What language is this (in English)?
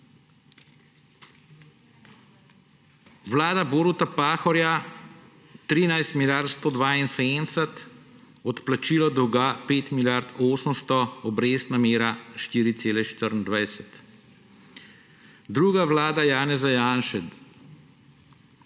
Slovenian